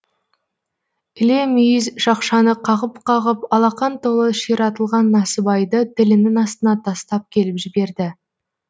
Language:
Kazakh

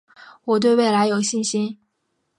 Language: Chinese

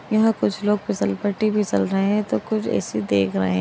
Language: Magahi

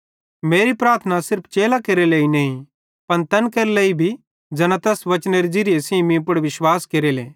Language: Bhadrawahi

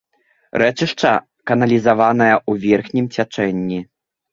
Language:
Belarusian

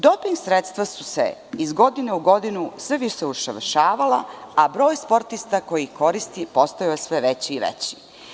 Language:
Serbian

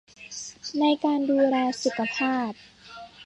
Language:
Thai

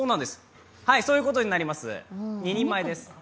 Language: Japanese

